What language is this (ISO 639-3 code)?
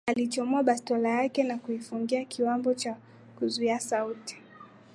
swa